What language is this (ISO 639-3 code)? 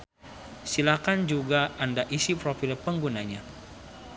sun